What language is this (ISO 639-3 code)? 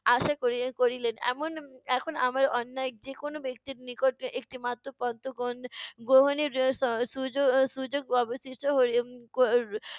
ben